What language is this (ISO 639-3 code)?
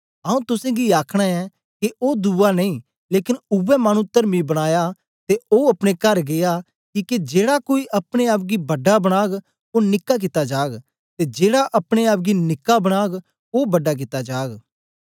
doi